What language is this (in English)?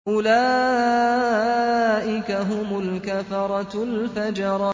Arabic